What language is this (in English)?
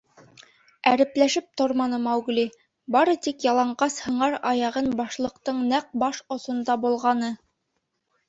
Bashkir